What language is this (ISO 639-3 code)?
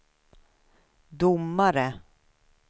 swe